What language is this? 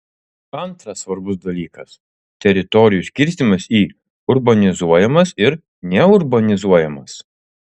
Lithuanian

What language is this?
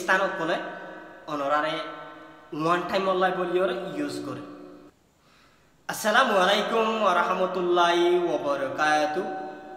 Indonesian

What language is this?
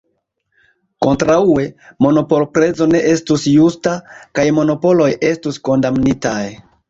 Esperanto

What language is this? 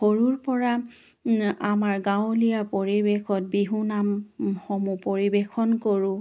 Assamese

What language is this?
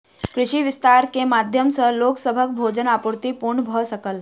Maithili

